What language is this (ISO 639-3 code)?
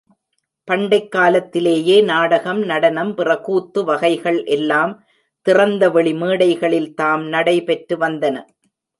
tam